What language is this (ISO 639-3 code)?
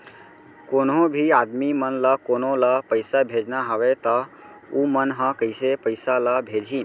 hne